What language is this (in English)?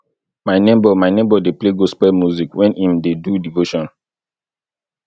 Nigerian Pidgin